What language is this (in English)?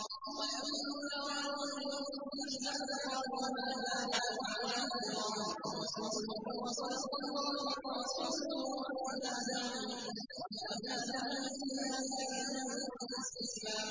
Arabic